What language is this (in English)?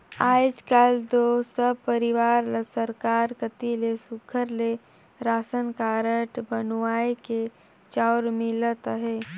Chhattisgarhi